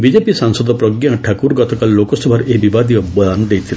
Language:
Odia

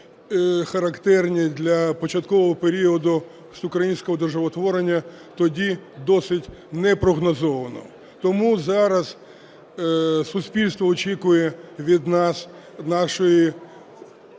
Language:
Ukrainian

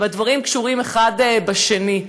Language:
Hebrew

